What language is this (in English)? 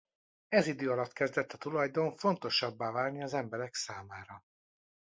Hungarian